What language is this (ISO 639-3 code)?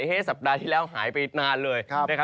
tha